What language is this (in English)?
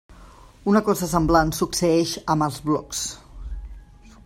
Catalan